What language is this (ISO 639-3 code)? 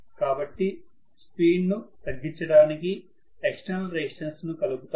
tel